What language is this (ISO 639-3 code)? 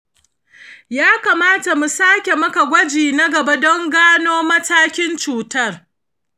hau